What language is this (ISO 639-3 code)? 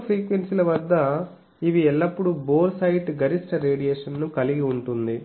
tel